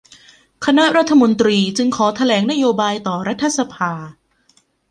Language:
Thai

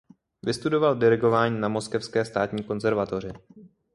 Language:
Czech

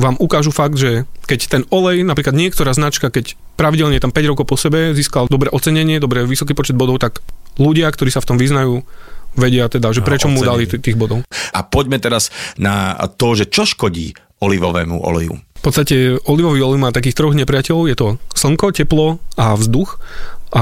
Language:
Slovak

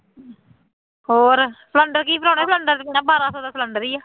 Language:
Punjabi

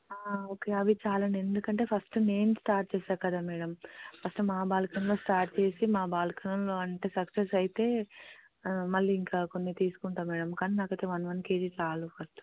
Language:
Telugu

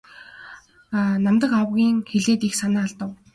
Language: Mongolian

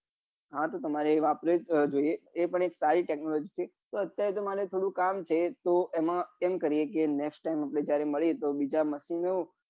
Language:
Gujarati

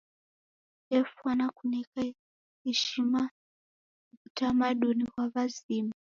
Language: Taita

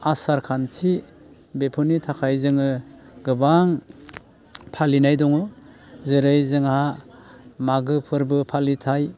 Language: Bodo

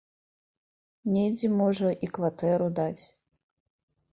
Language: Belarusian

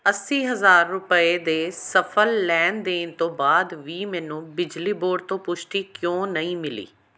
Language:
Punjabi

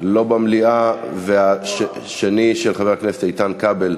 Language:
Hebrew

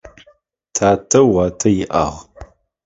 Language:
Adyghe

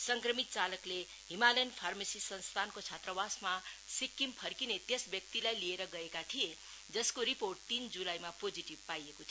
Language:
Nepali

